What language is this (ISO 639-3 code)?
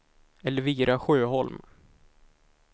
swe